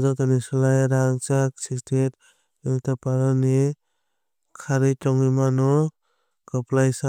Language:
Kok Borok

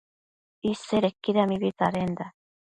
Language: Matsés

